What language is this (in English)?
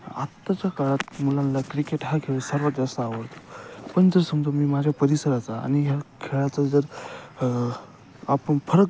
Marathi